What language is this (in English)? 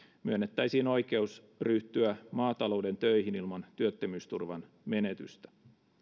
Finnish